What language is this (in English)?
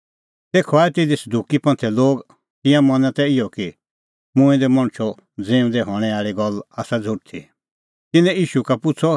Kullu Pahari